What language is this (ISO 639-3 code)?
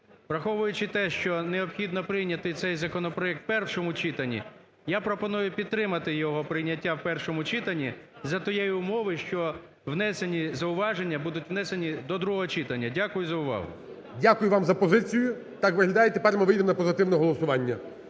ukr